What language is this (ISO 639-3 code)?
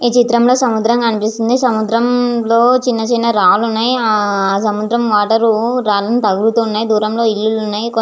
tel